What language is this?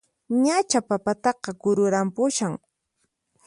Puno Quechua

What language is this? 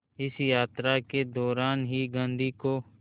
Hindi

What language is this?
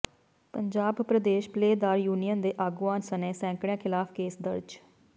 Punjabi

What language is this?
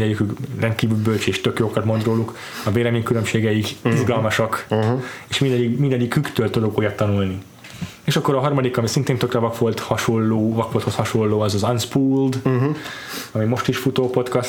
Hungarian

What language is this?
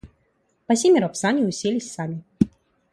Russian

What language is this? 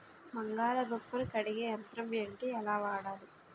Telugu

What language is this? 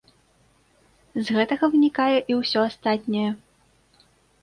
Belarusian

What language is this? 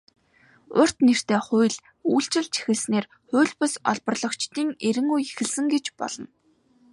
Mongolian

